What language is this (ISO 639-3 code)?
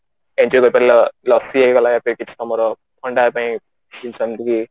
ori